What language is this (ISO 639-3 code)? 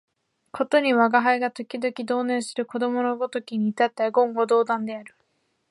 jpn